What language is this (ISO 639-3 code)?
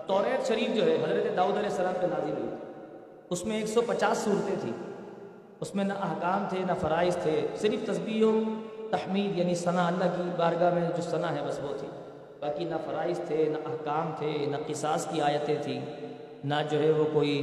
urd